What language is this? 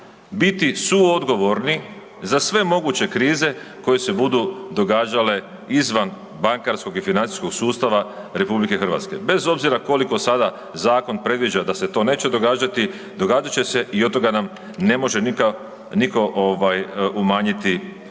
Croatian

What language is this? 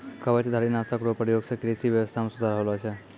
Maithili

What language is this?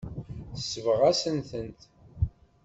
Kabyle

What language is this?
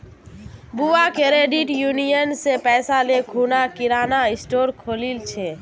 Magahi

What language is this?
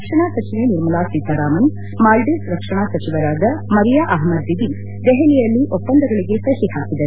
Kannada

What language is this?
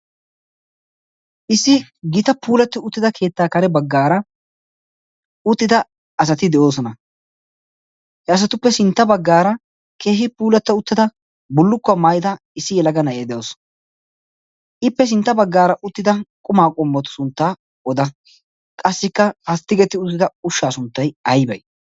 Wolaytta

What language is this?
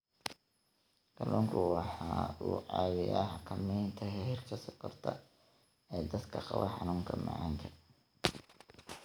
Somali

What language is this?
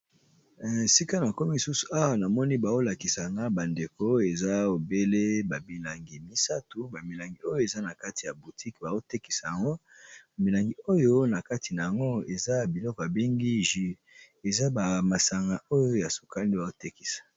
Lingala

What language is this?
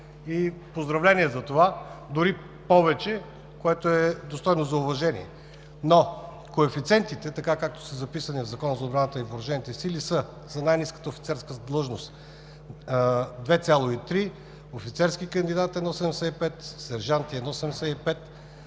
Bulgarian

